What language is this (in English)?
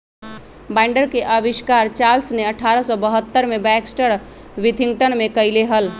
Magahi